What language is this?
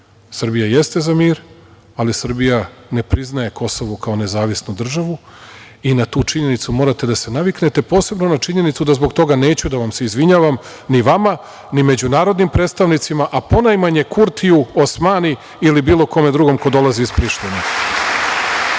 Serbian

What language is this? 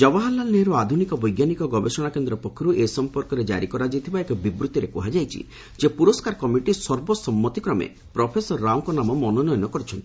Odia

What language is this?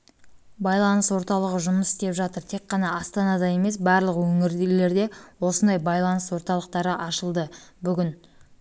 Kazakh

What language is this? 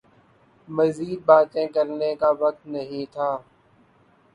Urdu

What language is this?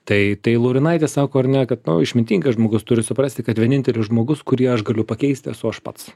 Lithuanian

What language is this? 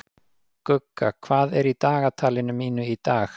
Icelandic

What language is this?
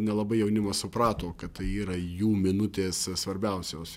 Lithuanian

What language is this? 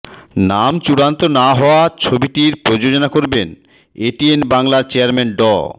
Bangla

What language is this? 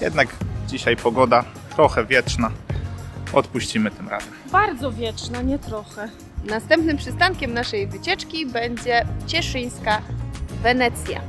Polish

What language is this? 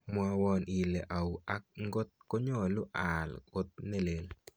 Kalenjin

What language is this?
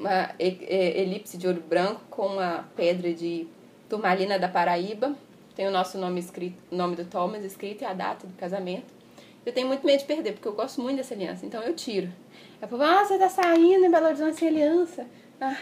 Portuguese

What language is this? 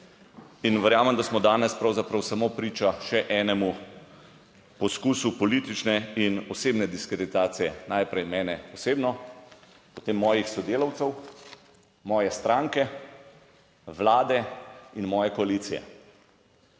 Slovenian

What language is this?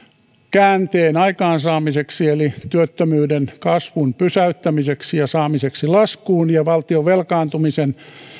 Finnish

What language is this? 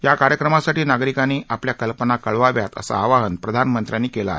Marathi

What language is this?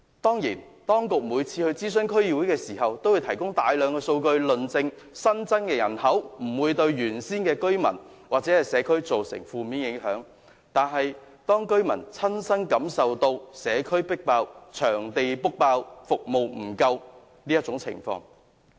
Cantonese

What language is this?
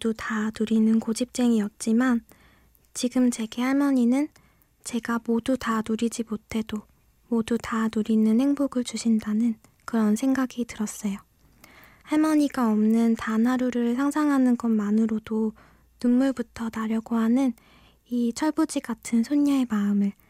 Korean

